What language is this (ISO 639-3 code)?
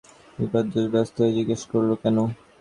ben